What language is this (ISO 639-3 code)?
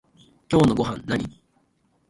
jpn